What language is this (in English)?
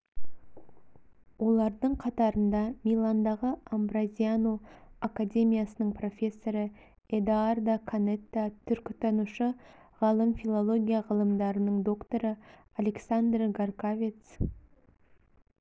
Kazakh